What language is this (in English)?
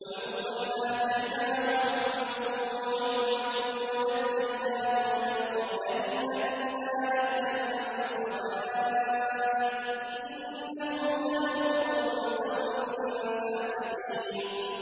Arabic